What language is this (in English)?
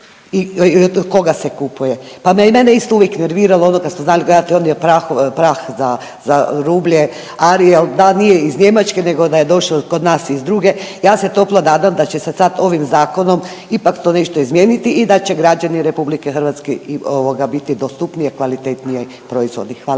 Croatian